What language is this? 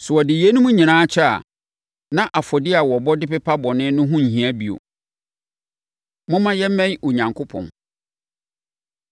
Akan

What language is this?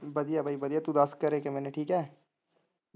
Punjabi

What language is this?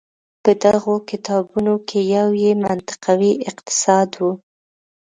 Pashto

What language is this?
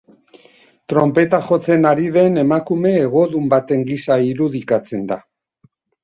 Basque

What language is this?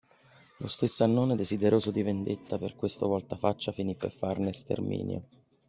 Italian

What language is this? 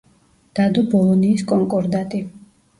Georgian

